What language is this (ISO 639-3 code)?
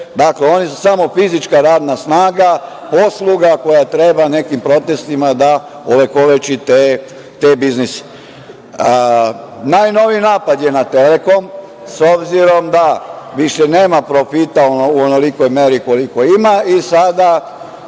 srp